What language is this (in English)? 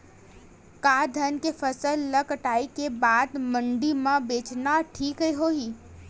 Chhattisgarhi